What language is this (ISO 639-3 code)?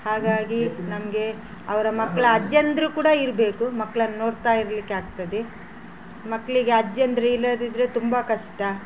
kan